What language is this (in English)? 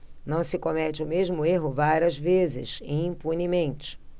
Portuguese